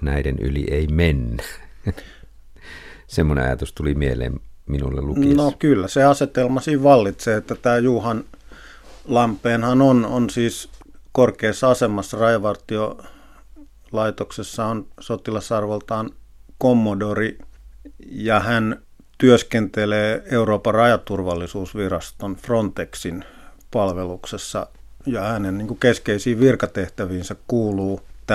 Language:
Finnish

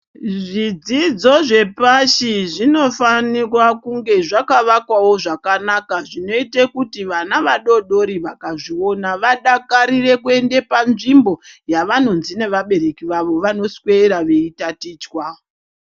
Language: Ndau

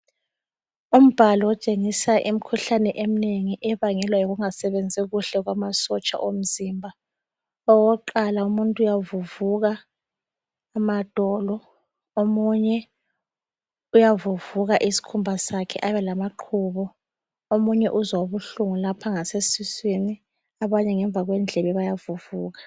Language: North Ndebele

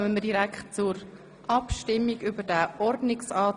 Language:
Swiss German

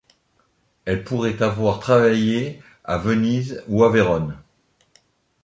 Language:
French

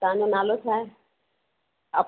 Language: Sindhi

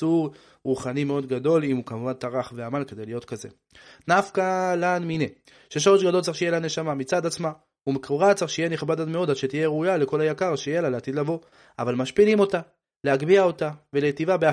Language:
Hebrew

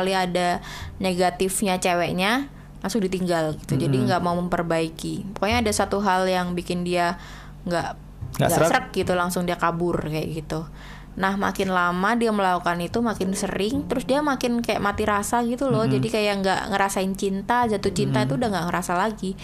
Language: Indonesian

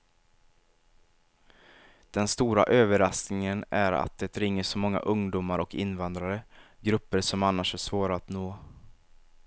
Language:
Swedish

